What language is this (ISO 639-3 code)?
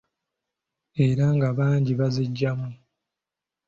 lug